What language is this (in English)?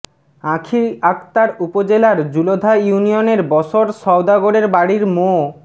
Bangla